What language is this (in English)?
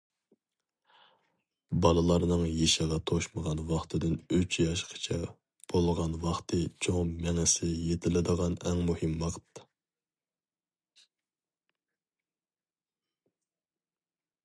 Uyghur